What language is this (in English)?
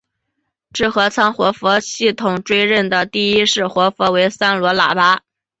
Chinese